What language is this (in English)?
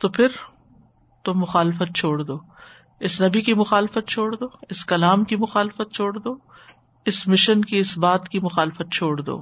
Urdu